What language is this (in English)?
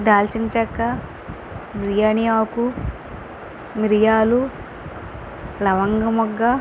Telugu